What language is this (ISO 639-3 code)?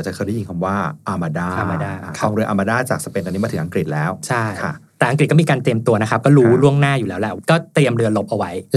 tha